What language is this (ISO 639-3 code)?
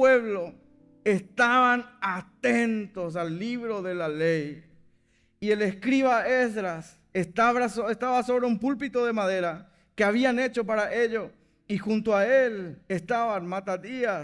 spa